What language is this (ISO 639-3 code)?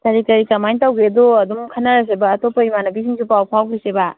mni